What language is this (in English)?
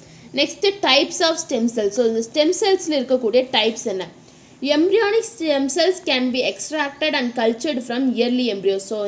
Hindi